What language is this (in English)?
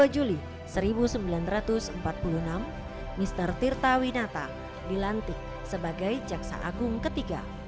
Indonesian